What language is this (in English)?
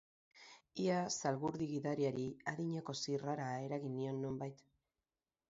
Basque